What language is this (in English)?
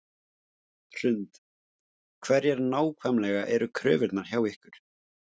Icelandic